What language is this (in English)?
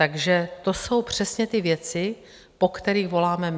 Czech